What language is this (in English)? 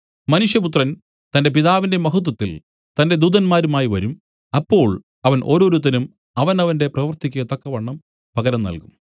Malayalam